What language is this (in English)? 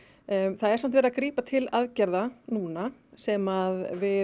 Icelandic